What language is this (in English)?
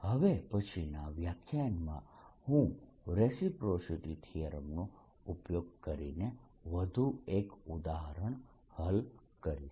Gujarati